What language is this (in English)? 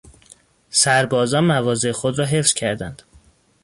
Persian